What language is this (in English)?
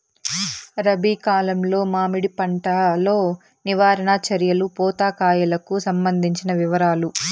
Telugu